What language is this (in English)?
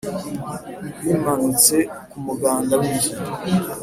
Kinyarwanda